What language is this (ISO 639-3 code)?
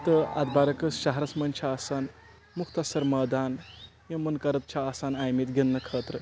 kas